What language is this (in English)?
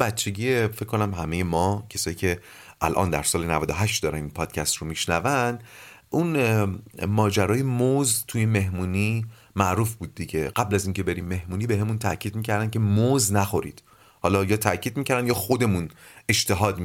Persian